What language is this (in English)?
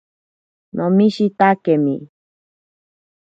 Ashéninka Perené